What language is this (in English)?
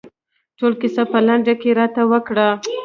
Pashto